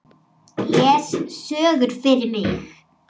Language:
Icelandic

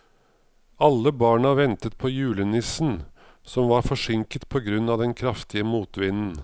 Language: Norwegian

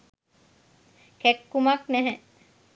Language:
Sinhala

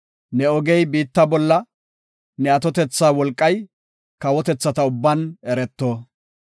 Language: Gofa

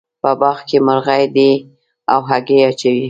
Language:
Pashto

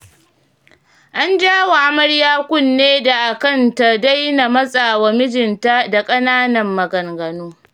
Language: Hausa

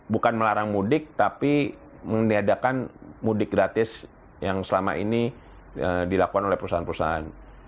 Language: Indonesian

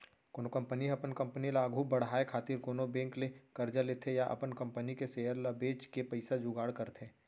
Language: Chhattisgarhi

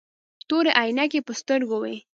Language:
Pashto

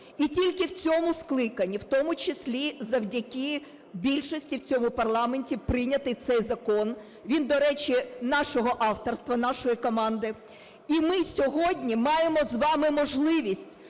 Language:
Ukrainian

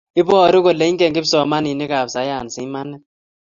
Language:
Kalenjin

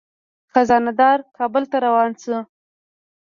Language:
Pashto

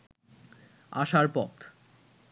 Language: Bangla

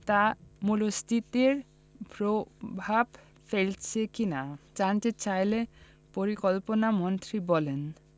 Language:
Bangla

